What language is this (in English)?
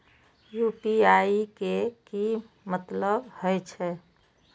Maithili